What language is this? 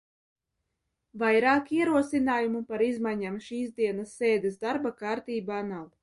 Latvian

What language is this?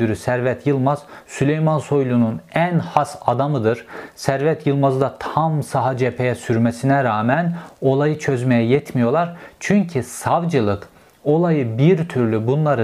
Turkish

